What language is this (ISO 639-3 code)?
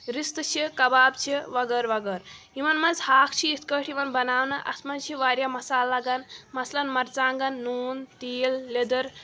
kas